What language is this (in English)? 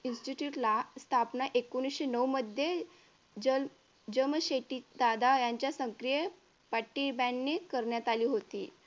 Marathi